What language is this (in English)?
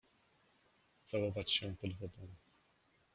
Polish